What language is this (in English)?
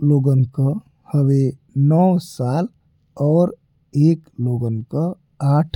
Bhojpuri